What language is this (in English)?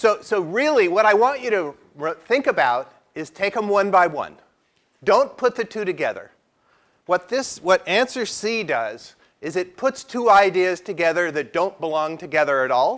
English